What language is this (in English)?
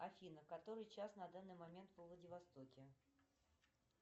Russian